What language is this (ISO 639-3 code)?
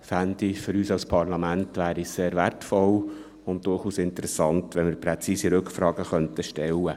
gsw